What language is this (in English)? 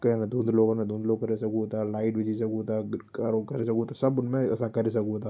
Sindhi